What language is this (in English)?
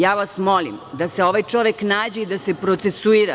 Serbian